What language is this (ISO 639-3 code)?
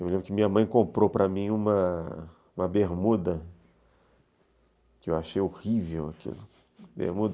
por